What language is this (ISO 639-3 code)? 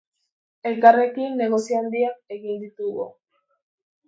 eus